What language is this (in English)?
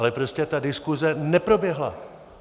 Czech